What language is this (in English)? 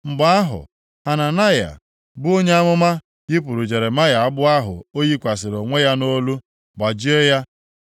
Igbo